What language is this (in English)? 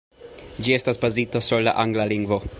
Esperanto